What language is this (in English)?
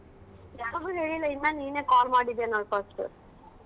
Kannada